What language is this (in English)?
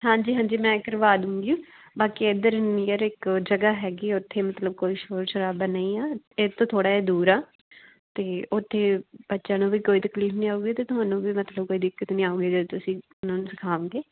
Punjabi